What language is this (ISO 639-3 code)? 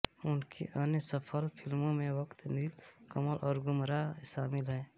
hin